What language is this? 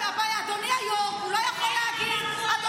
Hebrew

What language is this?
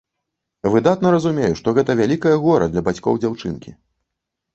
Belarusian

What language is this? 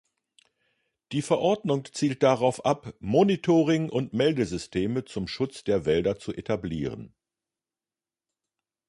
German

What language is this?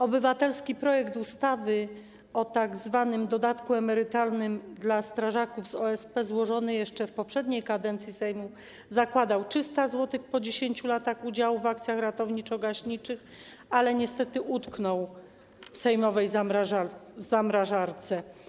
Polish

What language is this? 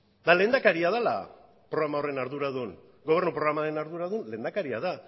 Basque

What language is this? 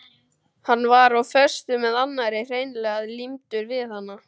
Icelandic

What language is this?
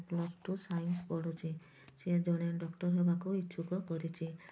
Odia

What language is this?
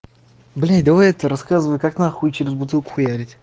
Russian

